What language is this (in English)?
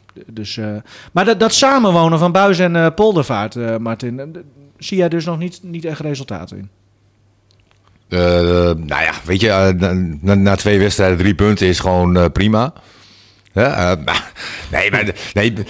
Dutch